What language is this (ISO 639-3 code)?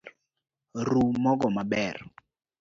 luo